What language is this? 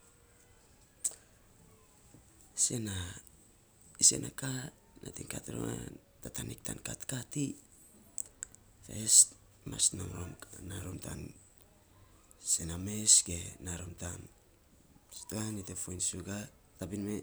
Saposa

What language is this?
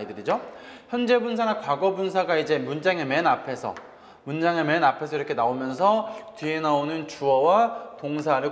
Korean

